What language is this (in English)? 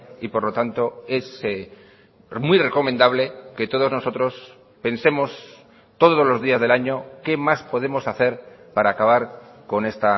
Spanish